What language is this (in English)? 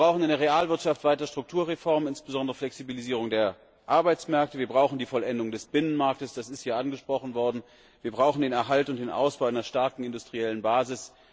German